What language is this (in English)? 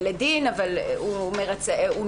Hebrew